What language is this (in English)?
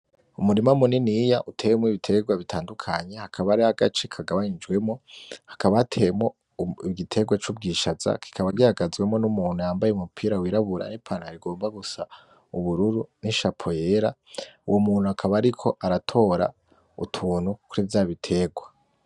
Rundi